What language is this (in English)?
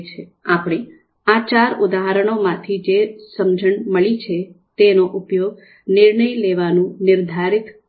Gujarati